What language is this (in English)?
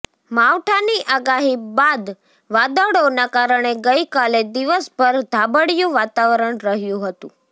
Gujarati